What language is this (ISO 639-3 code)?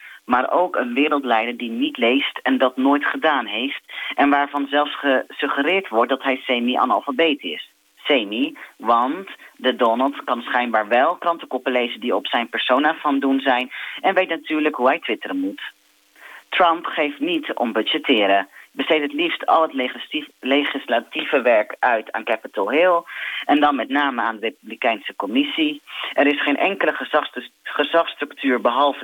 nld